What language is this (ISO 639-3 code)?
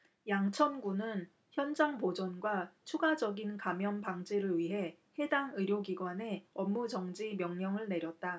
kor